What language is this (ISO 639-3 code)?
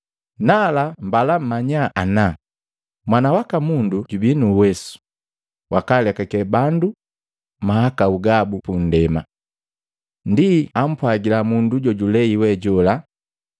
mgv